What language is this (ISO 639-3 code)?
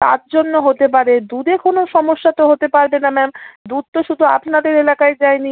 ben